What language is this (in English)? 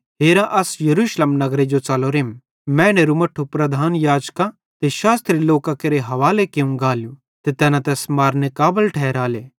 Bhadrawahi